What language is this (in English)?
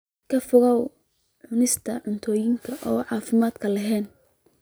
Somali